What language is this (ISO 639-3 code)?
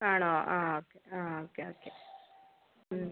mal